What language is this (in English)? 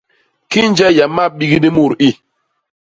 Basaa